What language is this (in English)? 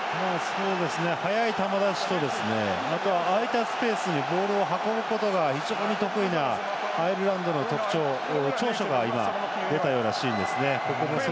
Japanese